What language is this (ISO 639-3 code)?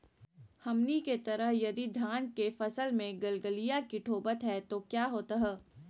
mag